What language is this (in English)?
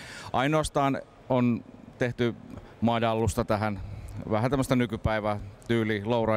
Finnish